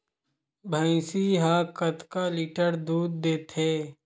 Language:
Chhattisgarhi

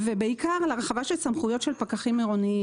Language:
Hebrew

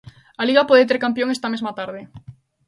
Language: Galician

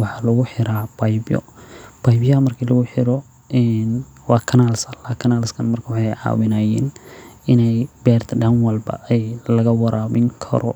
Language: Somali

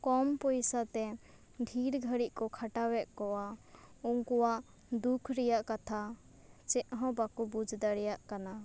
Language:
Santali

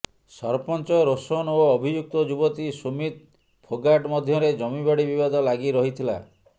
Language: Odia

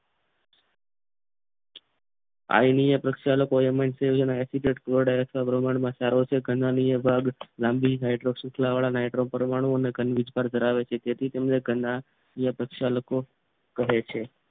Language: Gujarati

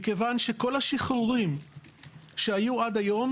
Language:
Hebrew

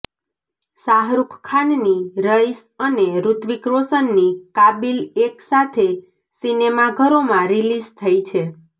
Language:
Gujarati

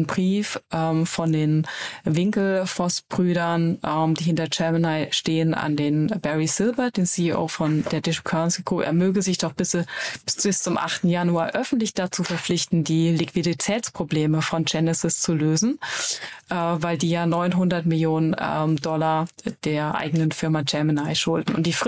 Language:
German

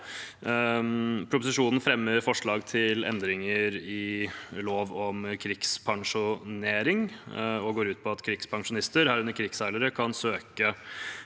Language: Norwegian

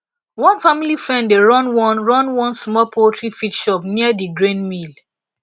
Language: Nigerian Pidgin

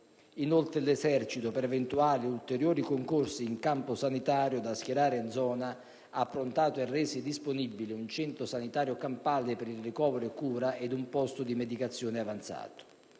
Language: Italian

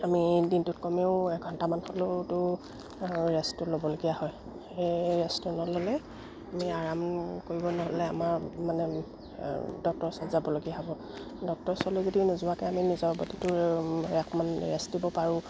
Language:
Assamese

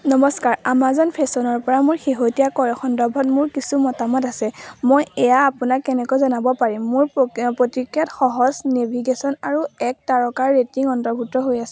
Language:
Assamese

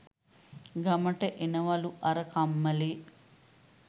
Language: Sinhala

